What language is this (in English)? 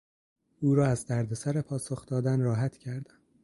Persian